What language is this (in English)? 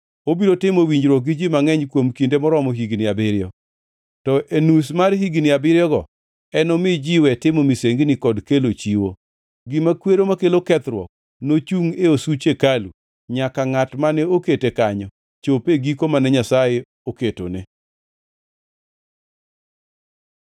Luo (Kenya and Tanzania)